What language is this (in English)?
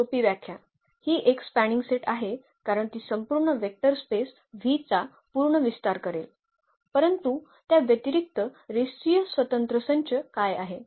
Marathi